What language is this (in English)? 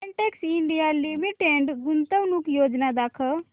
Marathi